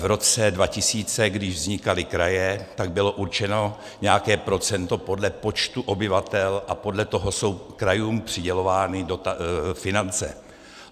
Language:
Czech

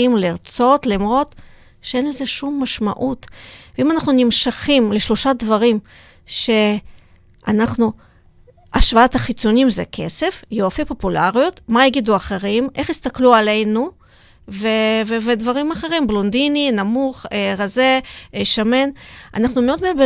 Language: Hebrew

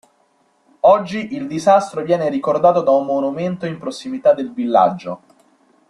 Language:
Italian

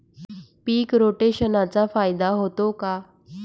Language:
Marathi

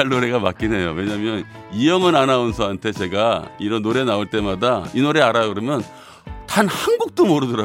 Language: Korean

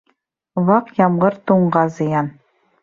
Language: Bashkir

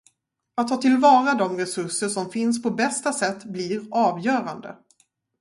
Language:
Swedish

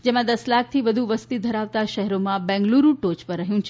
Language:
Gujarati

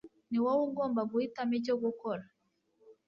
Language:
Kinyarwanda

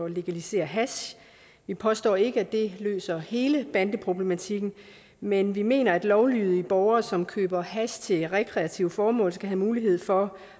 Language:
Danish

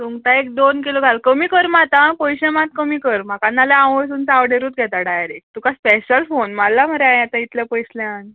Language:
Konkani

